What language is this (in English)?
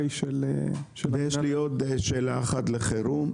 Hebrew